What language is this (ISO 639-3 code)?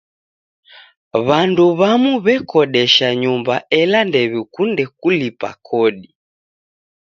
dav